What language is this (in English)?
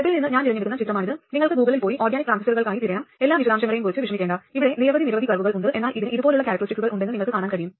Malayalam